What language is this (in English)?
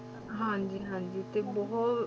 Punjabi